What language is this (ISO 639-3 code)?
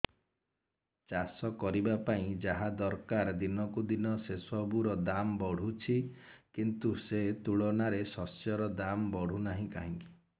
ori